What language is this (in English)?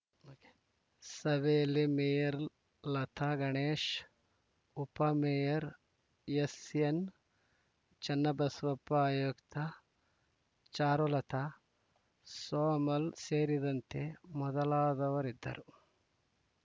Kannada